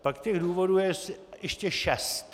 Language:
Czech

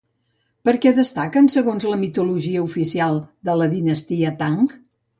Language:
Catalan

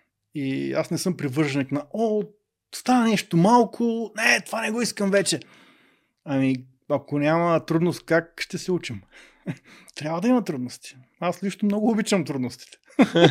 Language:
Bulgarian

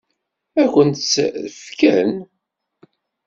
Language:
Kabyle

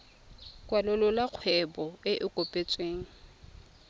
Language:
Tswana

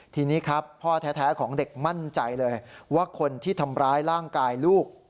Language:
Thai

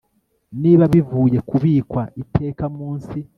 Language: Kinyarwanda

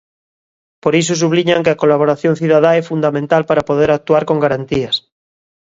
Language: Galician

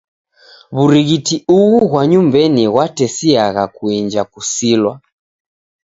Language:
Taita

